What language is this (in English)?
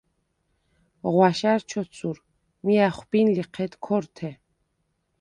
Svan